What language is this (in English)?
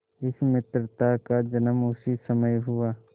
Hindi